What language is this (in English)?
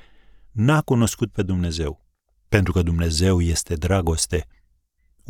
Romanian